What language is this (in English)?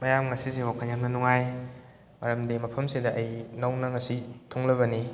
Manipuri